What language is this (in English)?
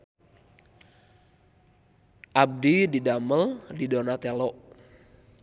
Sundanese